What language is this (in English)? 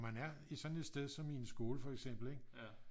Danish